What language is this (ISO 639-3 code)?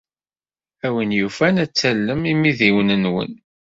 kab